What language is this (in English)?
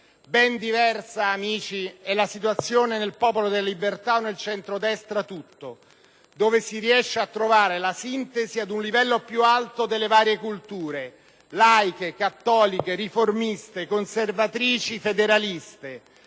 Italian